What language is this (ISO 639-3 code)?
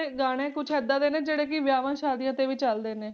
pan